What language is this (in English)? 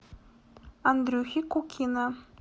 Russian